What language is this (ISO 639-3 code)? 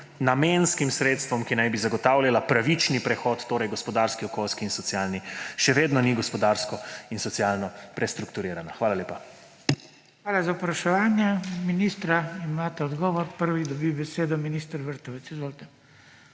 slv